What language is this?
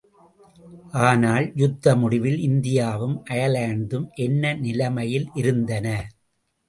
Tamil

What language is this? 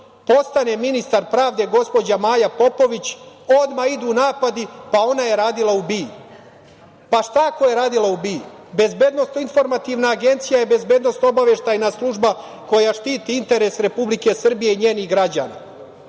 Serbian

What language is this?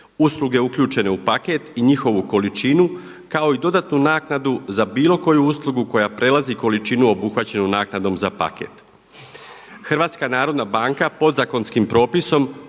Croatian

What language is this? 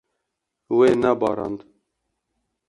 Kurdish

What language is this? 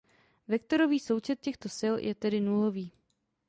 Czech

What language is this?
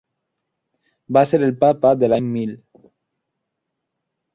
Catalan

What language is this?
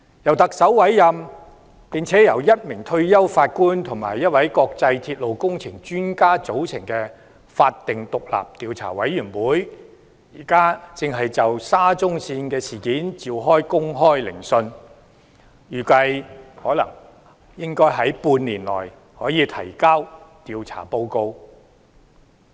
Cantonese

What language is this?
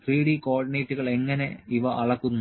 Malayalam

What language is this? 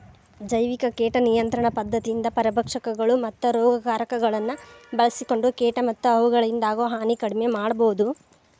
Kannada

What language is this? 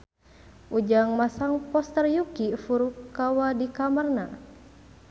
Sundanese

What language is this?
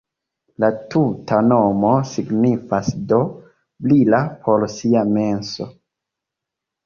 Esperanto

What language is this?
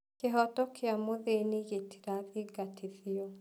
Kikuyu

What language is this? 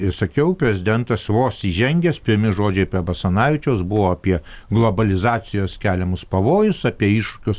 Lithuanian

